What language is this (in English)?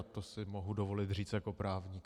Czech